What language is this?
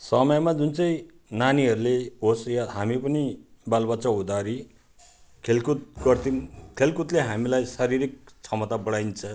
Nepali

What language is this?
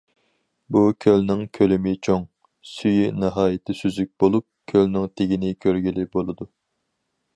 Uyghur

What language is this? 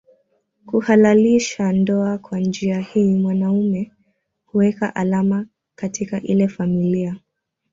Swahili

